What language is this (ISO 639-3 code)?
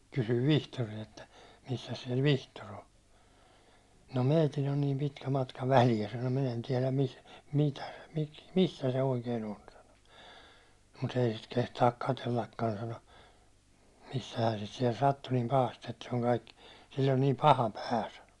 fin